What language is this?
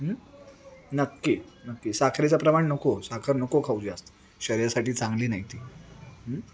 Marathi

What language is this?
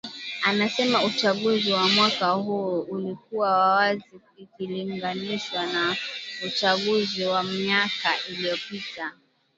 Swahili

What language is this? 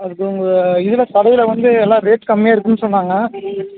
Tamil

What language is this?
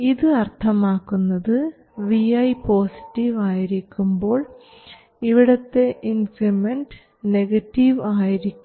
Malayalam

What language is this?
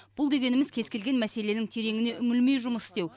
Kazakh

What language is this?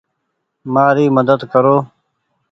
Goaria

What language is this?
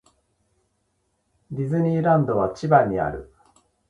Japanese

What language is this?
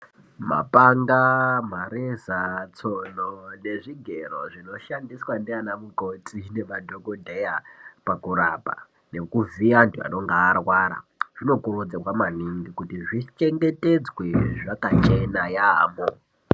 Ndau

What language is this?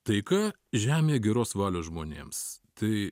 Lithuanian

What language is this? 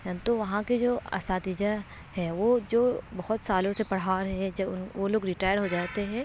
Urdu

